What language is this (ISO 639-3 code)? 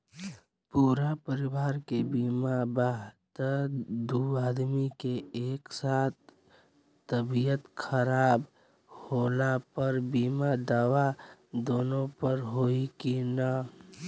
bho